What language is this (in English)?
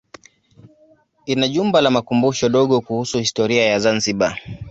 Swahili